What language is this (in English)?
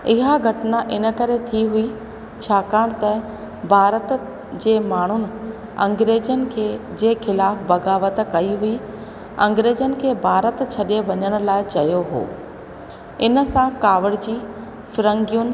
Sindhi